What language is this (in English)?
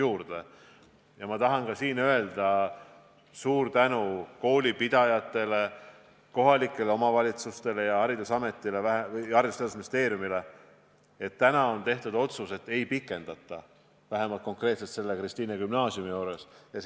Estonian